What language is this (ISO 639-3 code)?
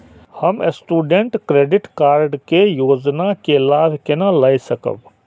mai